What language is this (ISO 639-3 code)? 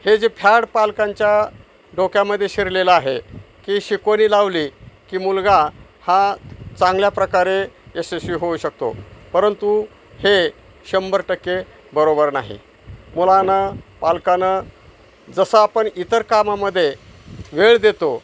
mar